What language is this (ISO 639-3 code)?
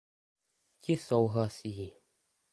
ces